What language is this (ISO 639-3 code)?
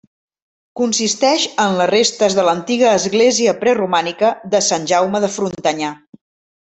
cat